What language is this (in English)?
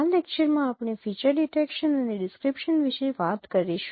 Gujarati